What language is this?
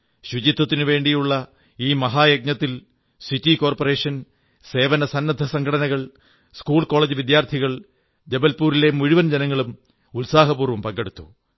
Malayalam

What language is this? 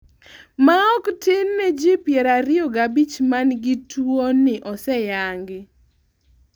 Luo (Kenya and Tanzania)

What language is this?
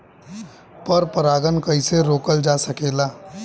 Bhojpuri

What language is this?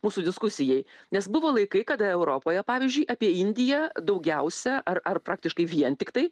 Lithuanian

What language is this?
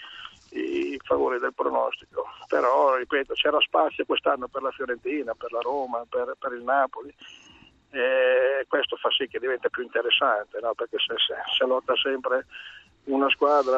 Italian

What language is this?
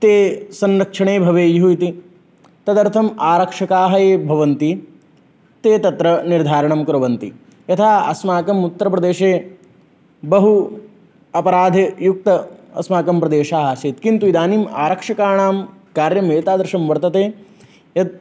Sanskrit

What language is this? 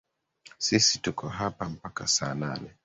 Swahili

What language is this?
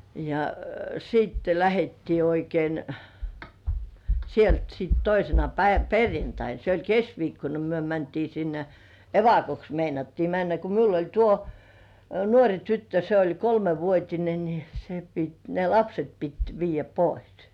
Finnish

